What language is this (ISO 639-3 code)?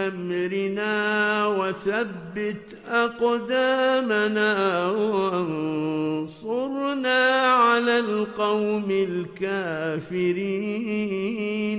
ara